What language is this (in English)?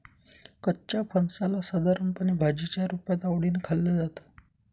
Marathi